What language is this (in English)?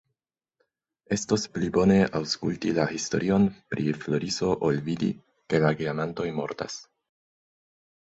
Esperanto